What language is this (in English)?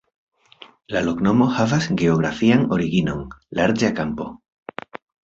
Esperanto